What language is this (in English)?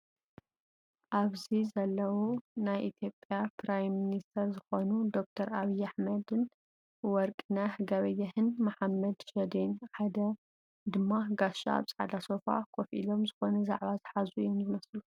Tigrinya